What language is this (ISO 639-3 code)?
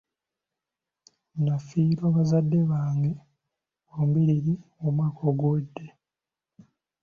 lug